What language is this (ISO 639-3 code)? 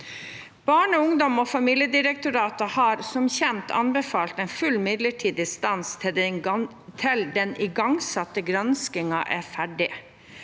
nor